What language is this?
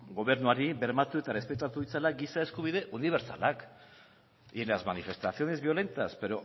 Basque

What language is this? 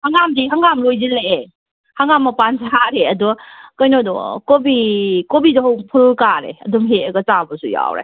Manipuri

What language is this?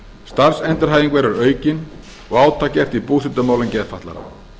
Icelandic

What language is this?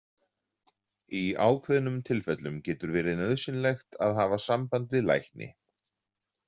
Icelandic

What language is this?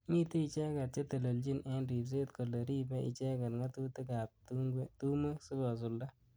Kalenjin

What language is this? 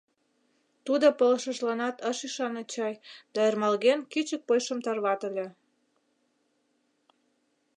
Mari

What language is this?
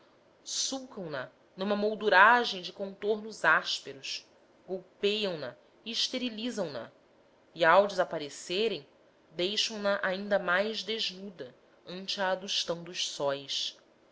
Portuguese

